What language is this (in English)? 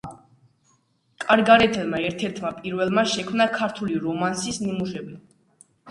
Georgian